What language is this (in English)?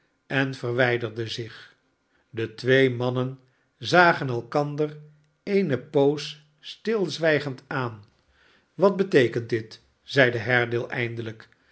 Dutch